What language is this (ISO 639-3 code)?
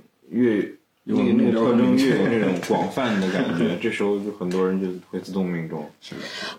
zho